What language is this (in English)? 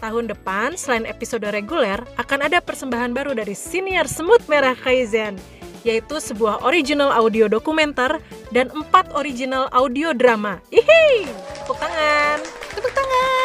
Indonesian